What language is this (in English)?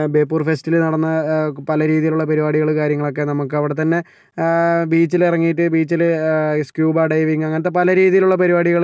Malayalam